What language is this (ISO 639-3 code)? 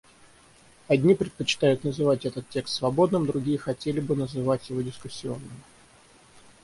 rus